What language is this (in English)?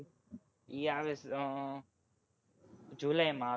Gujarati